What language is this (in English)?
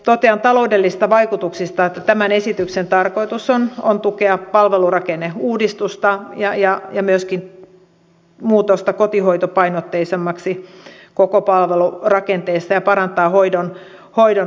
Finnish